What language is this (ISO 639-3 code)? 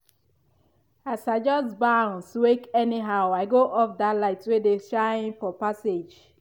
pcm